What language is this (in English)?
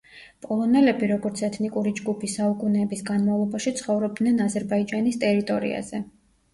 Georgian